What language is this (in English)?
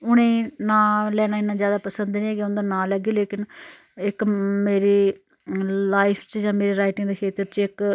Dogri